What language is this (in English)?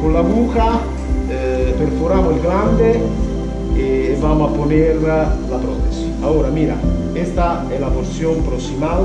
Italian